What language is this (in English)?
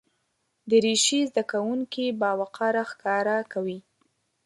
Pashto